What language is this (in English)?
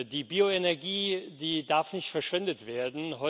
German